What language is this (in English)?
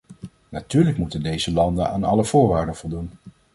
Dutch